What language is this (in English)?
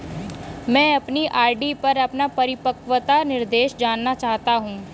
Hindi